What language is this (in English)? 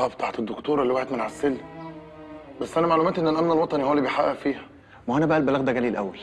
Arabic